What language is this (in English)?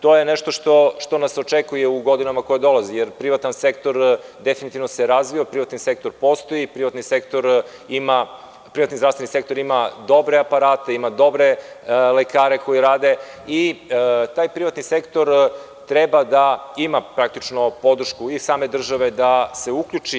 Serbian